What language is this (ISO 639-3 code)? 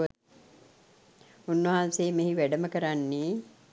sin